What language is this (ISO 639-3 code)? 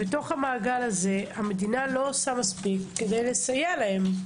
heb